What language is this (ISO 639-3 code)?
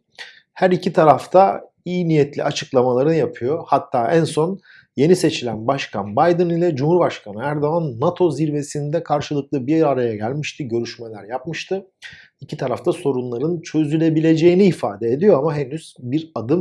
tur